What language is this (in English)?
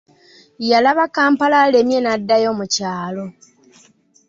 Ganda